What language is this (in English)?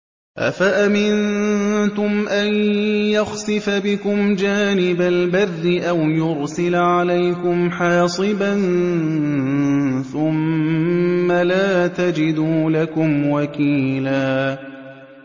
Arabic